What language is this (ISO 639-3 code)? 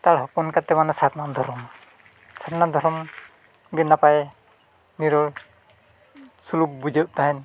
sat